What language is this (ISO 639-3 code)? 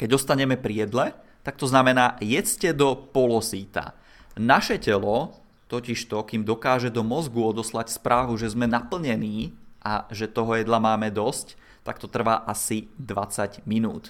ces